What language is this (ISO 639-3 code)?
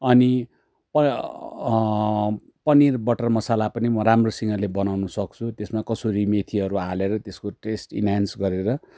nep